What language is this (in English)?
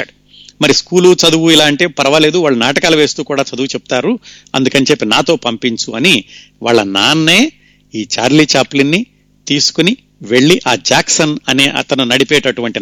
Telugu